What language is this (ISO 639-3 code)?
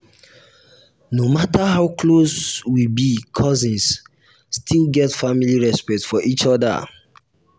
pcm